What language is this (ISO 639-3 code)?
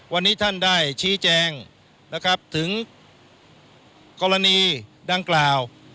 tha